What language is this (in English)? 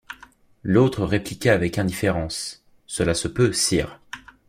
French